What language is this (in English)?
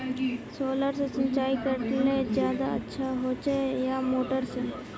Magahi